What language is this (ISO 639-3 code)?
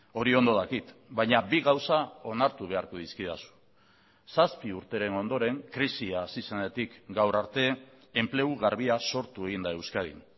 eus